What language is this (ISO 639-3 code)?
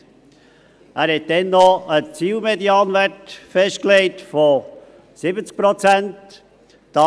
gsw